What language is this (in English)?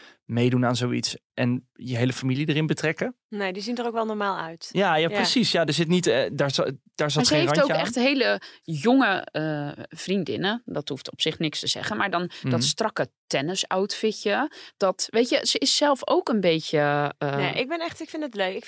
Dutch